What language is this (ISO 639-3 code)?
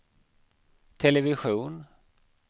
swe